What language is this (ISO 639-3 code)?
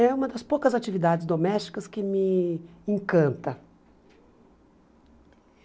por